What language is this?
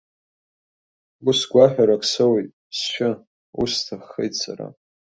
Abkhazian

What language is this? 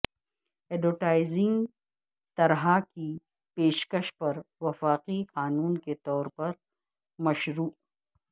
Urdu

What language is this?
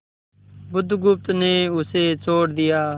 Hindi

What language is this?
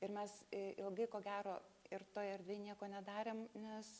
Lithuanian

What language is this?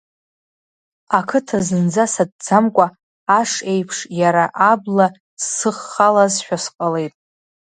Abkhazian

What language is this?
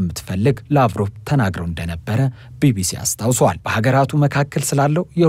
Arabic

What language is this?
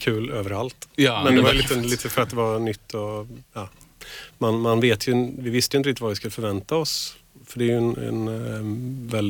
Swedish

